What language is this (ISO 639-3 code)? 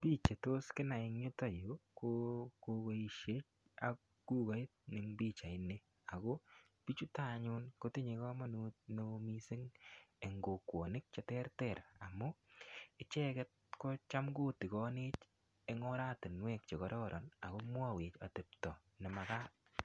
kln